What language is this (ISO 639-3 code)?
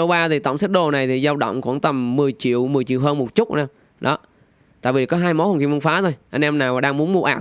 vie